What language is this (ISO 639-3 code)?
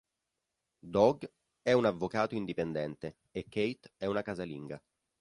ita